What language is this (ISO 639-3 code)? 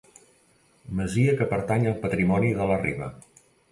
cat